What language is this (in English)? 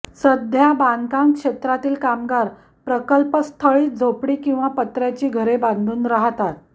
Marathi